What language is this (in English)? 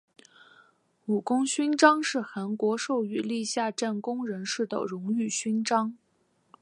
Chinese